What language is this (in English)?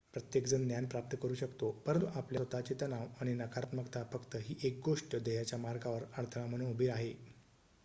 Marathi